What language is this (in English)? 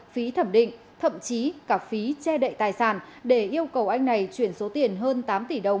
Vietnamese